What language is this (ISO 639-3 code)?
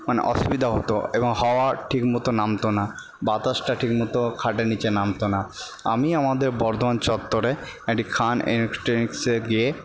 ben